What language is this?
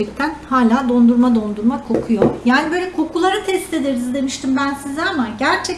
Turkish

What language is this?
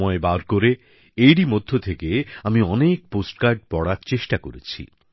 Bangla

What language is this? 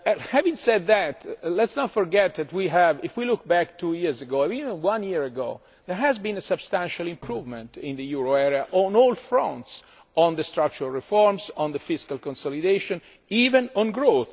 English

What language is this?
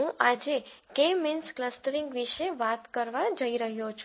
Gujarati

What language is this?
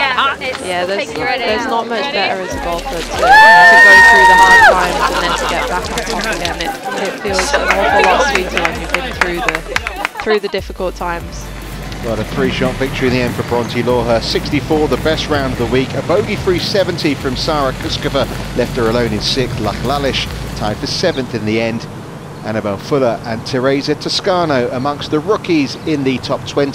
English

